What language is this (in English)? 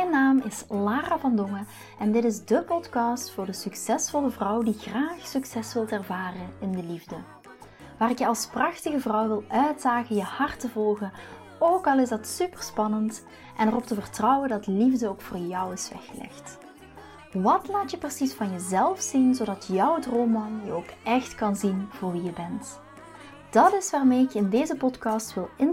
Dutch